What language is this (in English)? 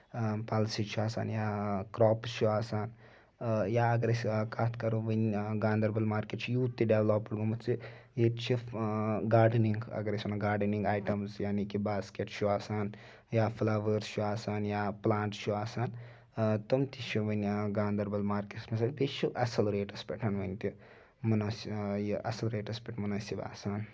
Kashmiri